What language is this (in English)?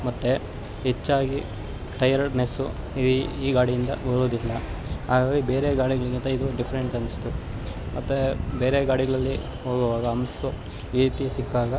Kannada